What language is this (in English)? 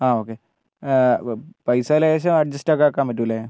Malayalam